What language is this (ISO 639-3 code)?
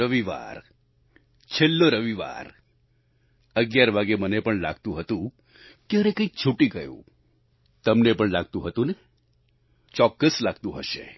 guj